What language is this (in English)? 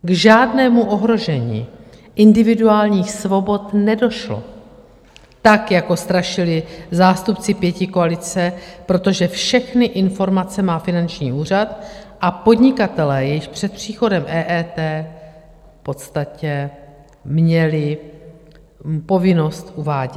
Czech